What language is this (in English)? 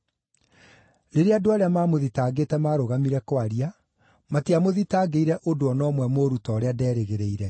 Kikuyu